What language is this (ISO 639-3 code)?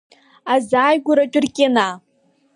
abk